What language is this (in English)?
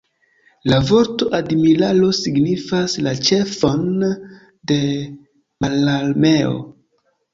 Esperanto